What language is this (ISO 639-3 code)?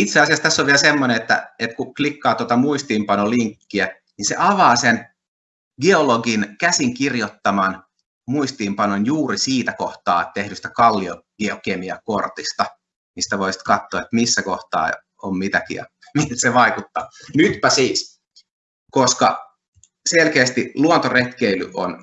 fin